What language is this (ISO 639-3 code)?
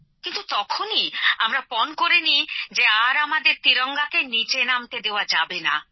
ben